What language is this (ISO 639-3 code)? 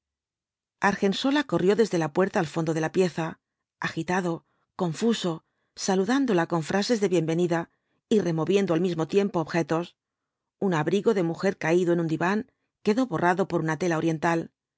spa